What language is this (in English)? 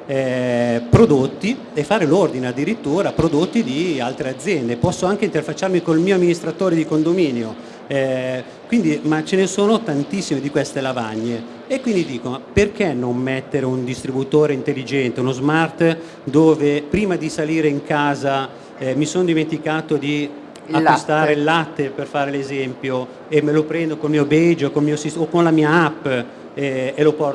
Italian